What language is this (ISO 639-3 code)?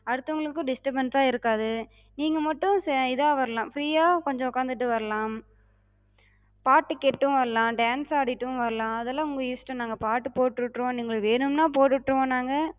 tam